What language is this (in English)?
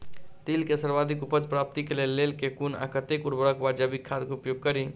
Maithili